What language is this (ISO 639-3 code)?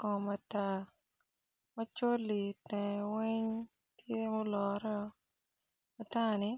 ach